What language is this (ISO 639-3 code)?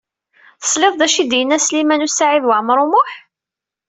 kab